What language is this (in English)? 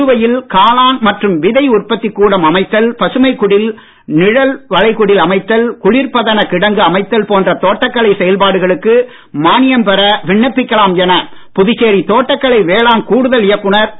Tamil